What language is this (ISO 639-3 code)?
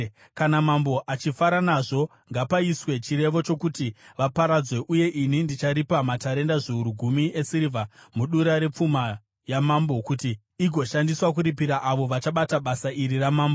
sna